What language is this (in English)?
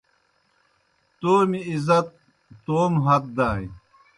Kohistani Shina